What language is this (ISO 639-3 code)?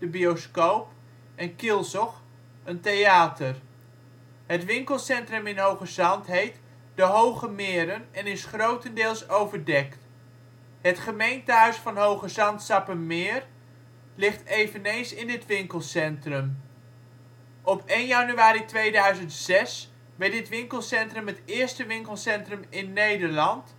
nld